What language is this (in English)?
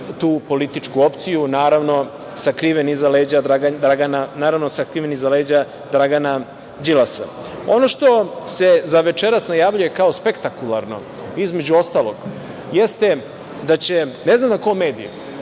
Serbian